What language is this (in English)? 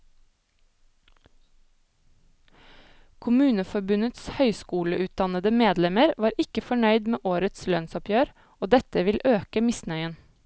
Norwegian